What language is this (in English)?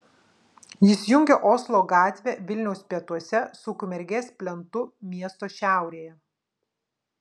Lithuanian